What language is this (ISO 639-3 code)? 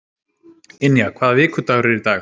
isl